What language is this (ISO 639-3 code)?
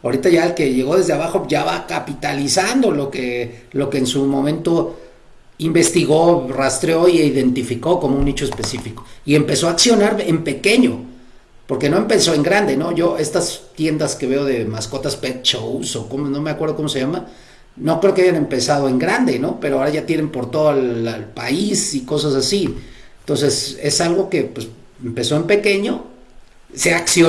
spa